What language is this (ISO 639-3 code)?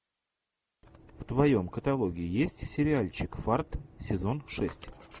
rus